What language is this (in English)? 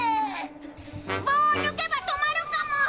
Japanese